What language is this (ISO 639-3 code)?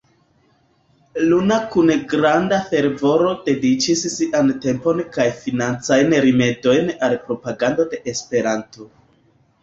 epo